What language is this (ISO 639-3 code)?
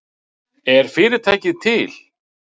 isl